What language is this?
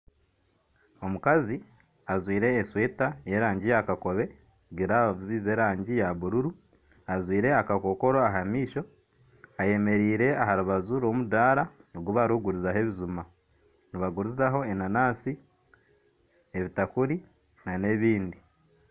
Nyankole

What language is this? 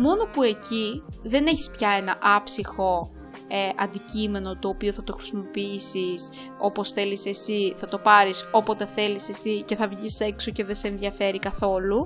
Greek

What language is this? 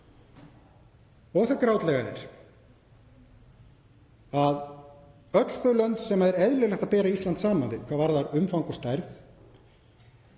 Icelandic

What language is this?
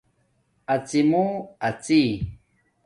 Domaaki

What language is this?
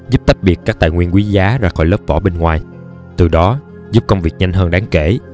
Vietnamese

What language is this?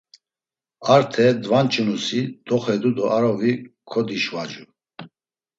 Laz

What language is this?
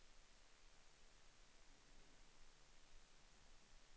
Swedish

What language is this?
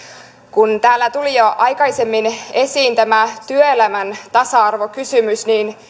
Finnish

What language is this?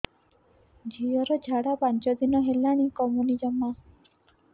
Odia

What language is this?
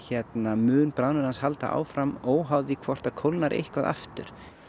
Icelandic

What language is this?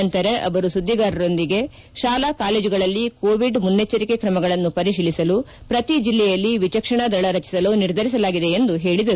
Kannada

